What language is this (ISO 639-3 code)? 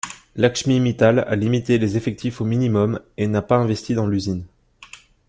fra